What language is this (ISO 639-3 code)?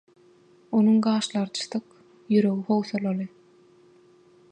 tuk